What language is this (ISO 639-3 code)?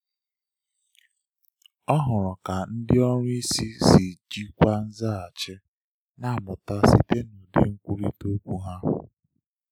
ibo